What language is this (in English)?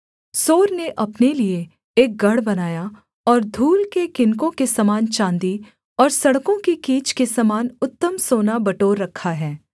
Hindi